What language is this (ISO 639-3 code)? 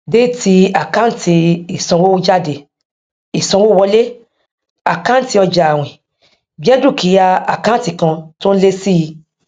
yor